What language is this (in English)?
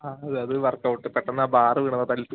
Malayalam